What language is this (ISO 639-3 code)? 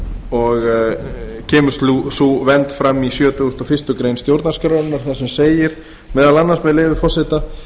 isl